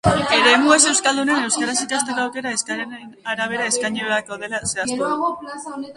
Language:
Basque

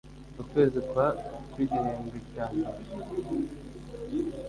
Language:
Kinyarwanda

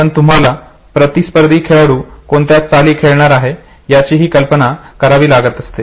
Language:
Marathi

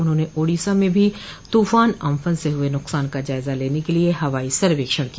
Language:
Hindi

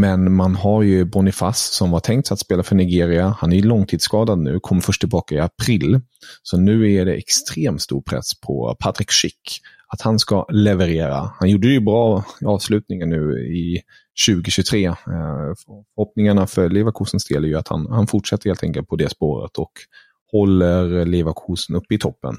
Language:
Swedish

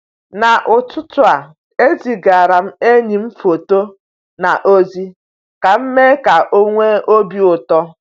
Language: Igbo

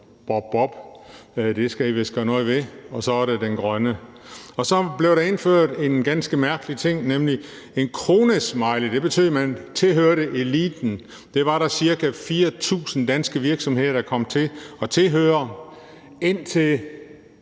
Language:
Danish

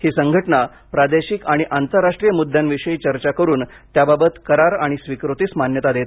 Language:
Marathi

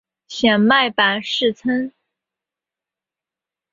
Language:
Chinese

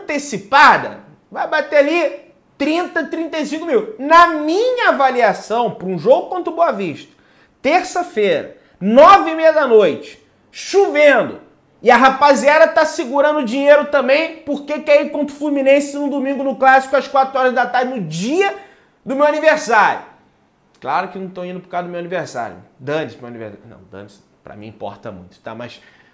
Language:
Portuguese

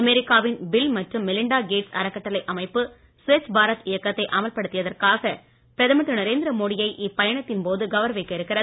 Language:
Tamil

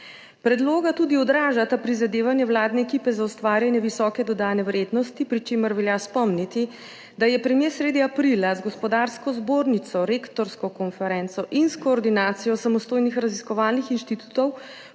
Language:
Slovenian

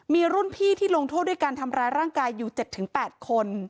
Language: Thai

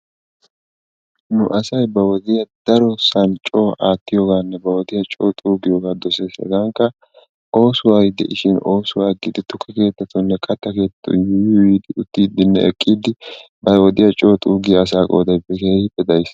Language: Wolaytta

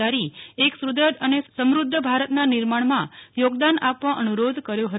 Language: Gujarati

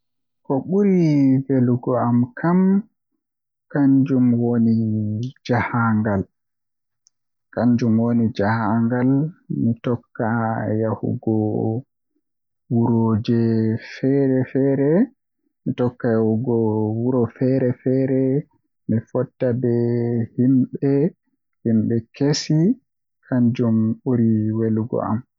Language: Western Niger Fulfulde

